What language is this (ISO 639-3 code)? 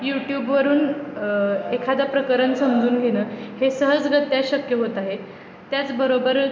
mar